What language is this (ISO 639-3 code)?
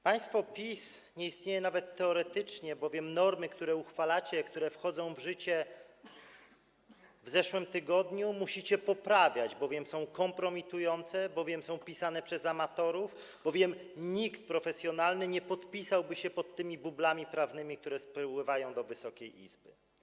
pol